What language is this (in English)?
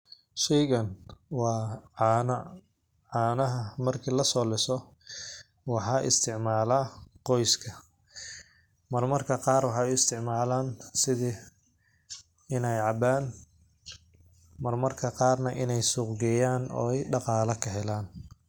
Somali